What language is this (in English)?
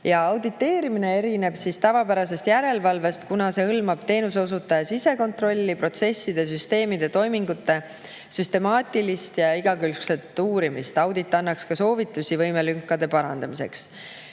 Estonian